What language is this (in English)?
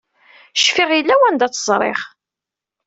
Kabyle